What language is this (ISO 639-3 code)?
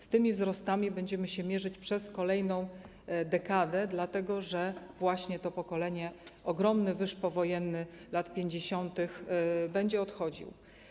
pol